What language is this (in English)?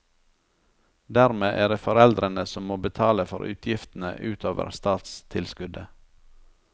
Norwegian